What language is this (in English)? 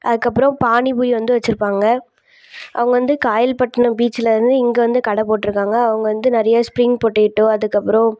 Tamil